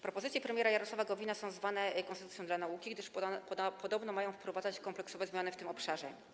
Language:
Polish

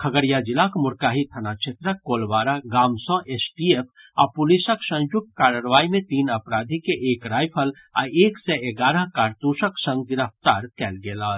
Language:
Maithili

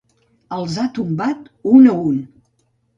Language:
Catalan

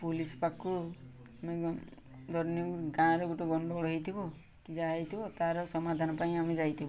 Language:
Odia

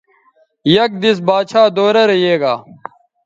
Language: Bateri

